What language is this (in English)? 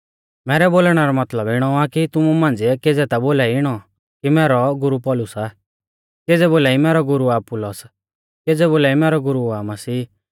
Mahasu Pahari